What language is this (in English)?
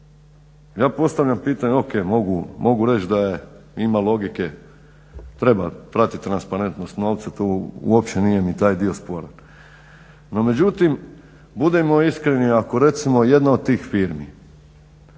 Croatian